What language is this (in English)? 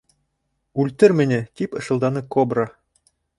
Bashkir